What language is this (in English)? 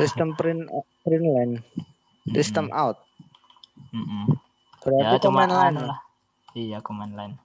Indonesian